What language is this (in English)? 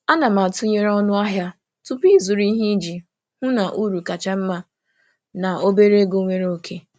Igbo